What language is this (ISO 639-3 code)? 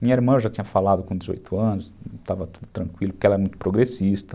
por